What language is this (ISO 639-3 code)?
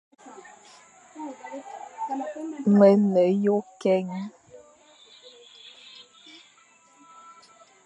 fan